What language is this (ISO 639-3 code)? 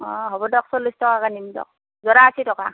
asm